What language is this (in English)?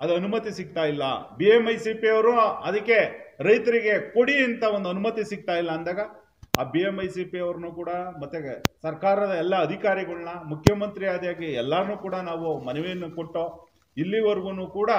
Kannada